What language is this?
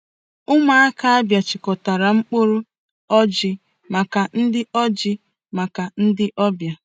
Igbo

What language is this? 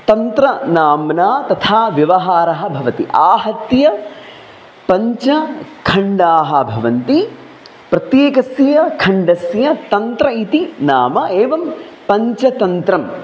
Sanskrit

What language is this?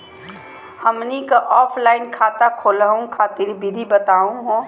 Magahi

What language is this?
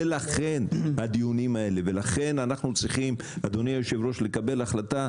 Hebrew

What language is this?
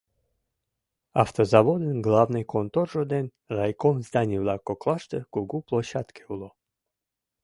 Mari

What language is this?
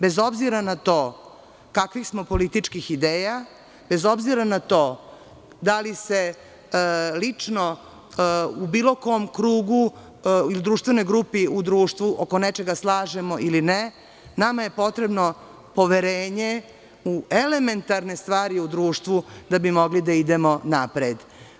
Serbian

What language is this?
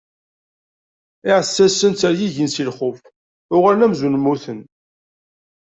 Kabyle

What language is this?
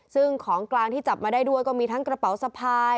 Thai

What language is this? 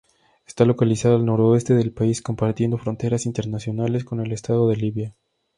Spanish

